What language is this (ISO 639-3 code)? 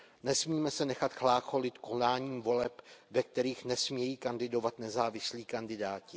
ces